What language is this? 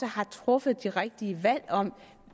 Danish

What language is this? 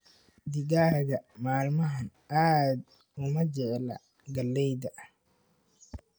Somali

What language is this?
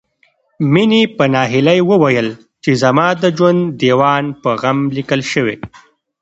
Pashto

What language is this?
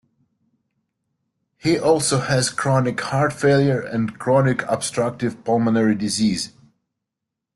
English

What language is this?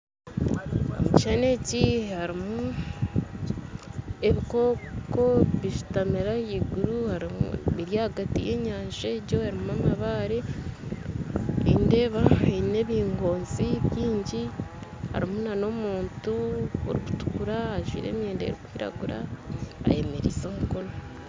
Nyankole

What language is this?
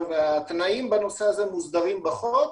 Hebrew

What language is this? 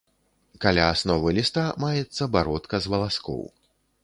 Belarusian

